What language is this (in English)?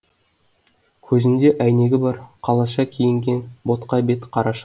Kazakh